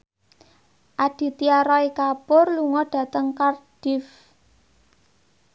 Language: Javanese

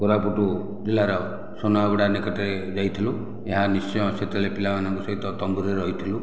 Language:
Odia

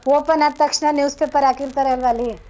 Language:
Kannada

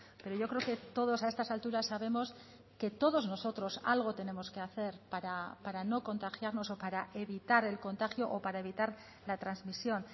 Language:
Spanish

